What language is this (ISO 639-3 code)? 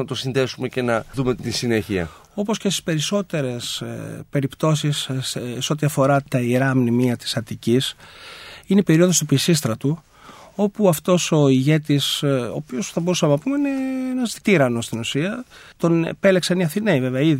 ell